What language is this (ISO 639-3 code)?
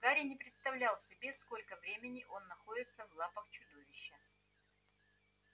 rus